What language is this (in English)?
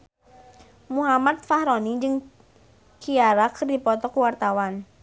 Sundanese